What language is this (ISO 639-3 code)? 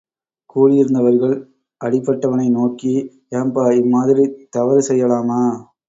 tam